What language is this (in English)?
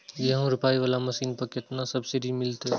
Maithili